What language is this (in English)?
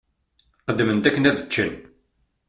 Kabyle